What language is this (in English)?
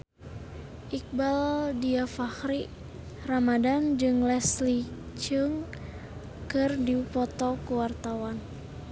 Sundanese